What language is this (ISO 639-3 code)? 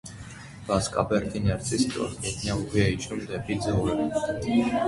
hye